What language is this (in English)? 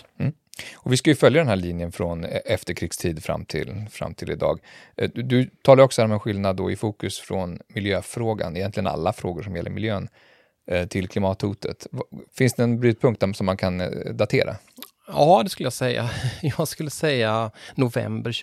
Swedish